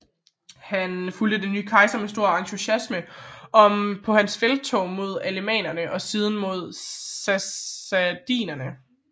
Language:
Danish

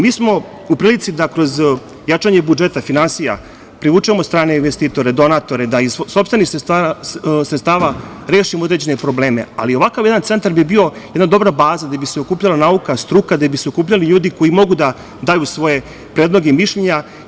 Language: Serbian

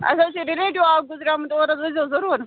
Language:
Kashmiri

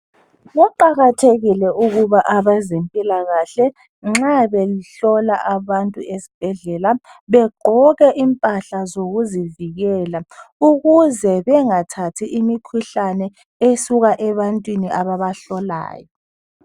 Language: North Ndebele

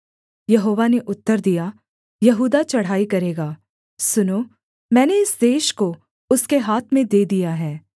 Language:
Hindi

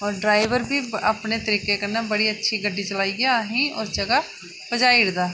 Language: Dogri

